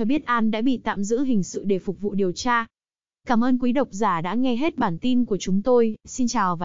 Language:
Vietnamese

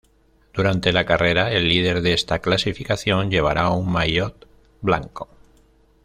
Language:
Spanish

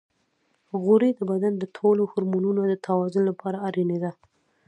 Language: Pashto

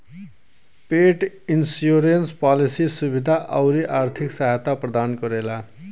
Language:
Bhojpuri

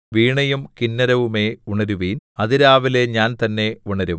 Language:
Malayalam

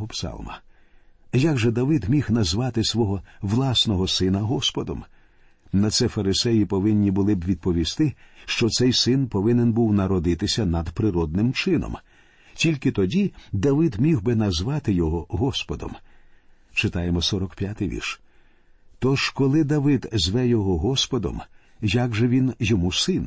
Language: Ukrainian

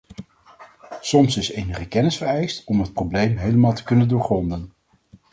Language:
Dutch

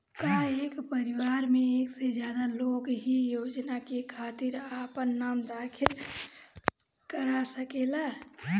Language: Bhojpuri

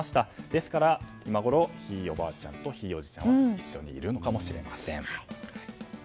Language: Japanese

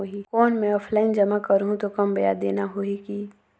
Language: Chhattisgarhi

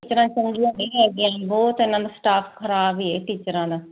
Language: Punjabi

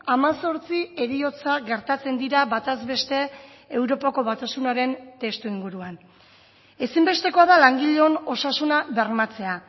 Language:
Basque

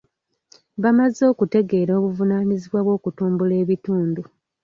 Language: Ganda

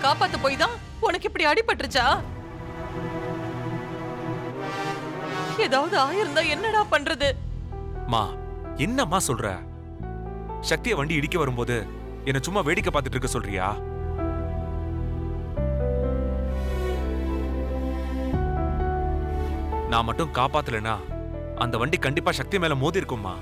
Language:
Tamil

